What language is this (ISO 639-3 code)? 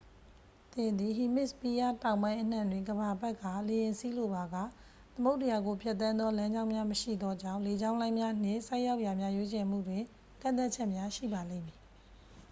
mya